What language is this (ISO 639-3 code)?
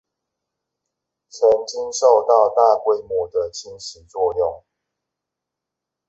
zho